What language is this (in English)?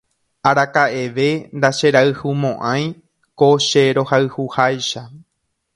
Guarani